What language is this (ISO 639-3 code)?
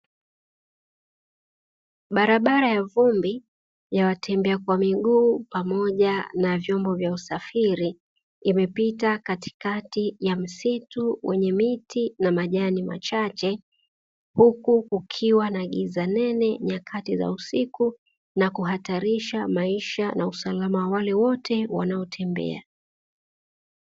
swa